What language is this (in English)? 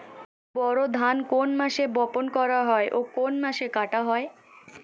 Bangla